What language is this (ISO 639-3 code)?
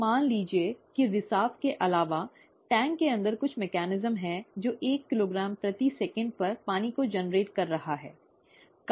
hin